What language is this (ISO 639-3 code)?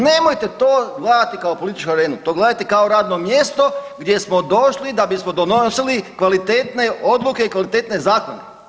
hrv